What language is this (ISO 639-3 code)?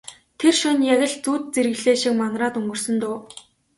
mon